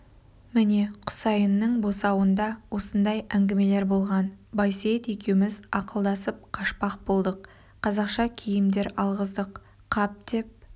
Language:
Kazakh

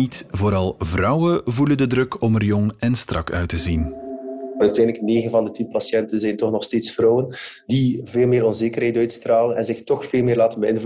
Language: Dutch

